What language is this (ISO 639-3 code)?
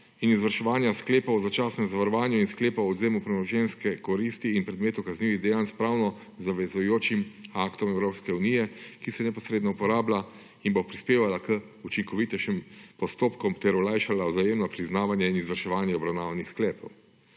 slv